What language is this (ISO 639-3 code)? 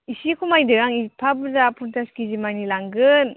brx